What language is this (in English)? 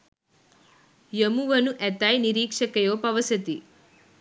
Sinhala